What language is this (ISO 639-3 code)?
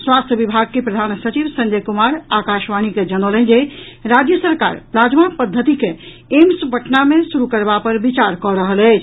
mai